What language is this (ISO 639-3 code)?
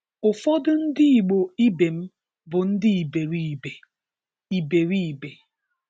ibo